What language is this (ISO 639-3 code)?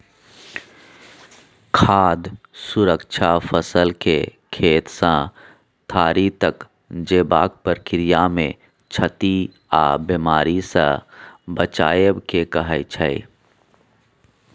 mai